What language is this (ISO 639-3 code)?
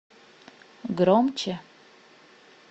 rus